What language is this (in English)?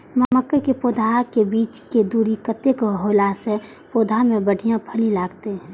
Maithili